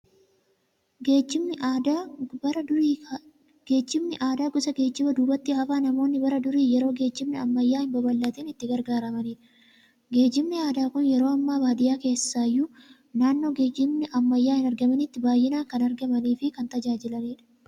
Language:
Oromo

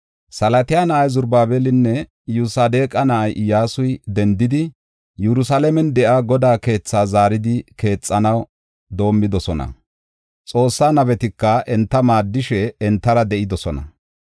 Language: Gofa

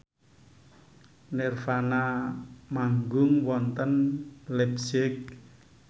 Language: Javanese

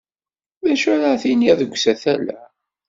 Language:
Kabyle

